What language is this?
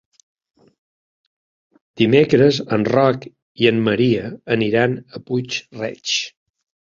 Catalan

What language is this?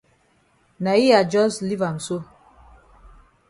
Cameroon Pidgin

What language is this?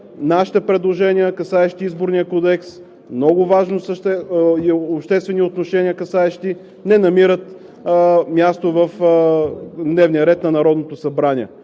Bulgarian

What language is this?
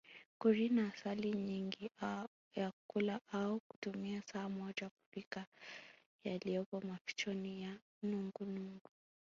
Swahili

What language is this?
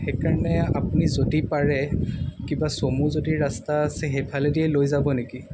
Assamese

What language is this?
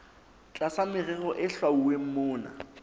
Southern Sotho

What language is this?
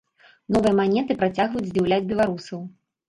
Belarusian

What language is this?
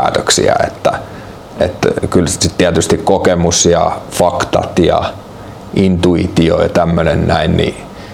Finnish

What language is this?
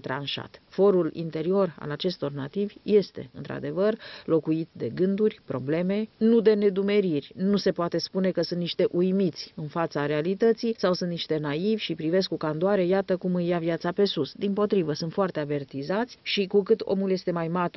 Romanian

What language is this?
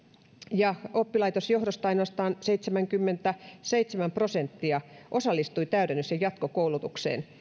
Finnish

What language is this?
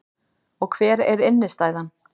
Icelandic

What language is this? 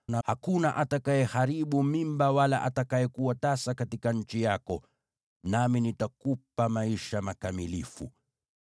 Swahili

